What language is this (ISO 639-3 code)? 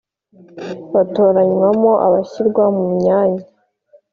kin